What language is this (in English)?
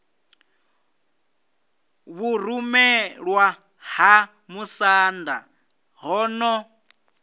Venda